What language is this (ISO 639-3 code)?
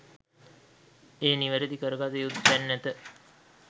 sin